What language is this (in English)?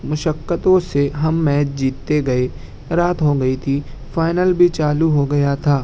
Urdu